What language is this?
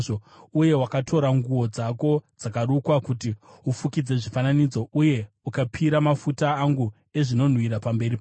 Shona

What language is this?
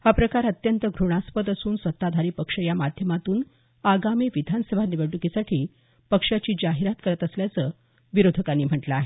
Marathi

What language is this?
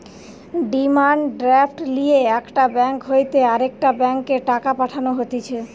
Bangla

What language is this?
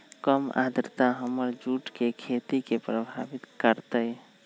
Magahi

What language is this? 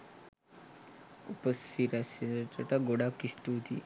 Sinhala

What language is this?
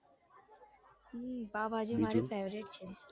Gujarati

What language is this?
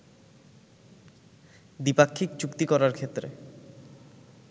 Bangla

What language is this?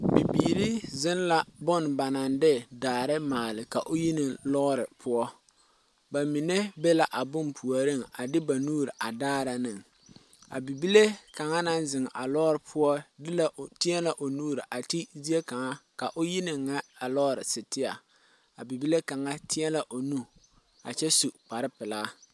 Southern Dagaare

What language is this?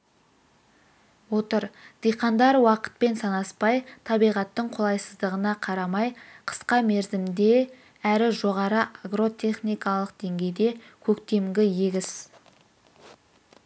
Kazakh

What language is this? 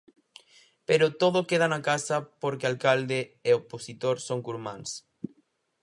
Galician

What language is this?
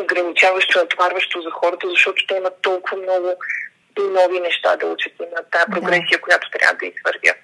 Bulgarian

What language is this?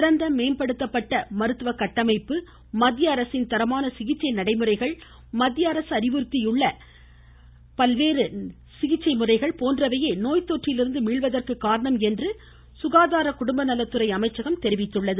Tamil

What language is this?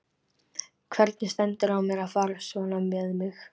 Icelandic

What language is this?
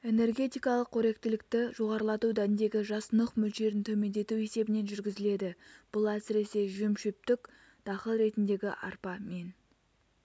Kazakh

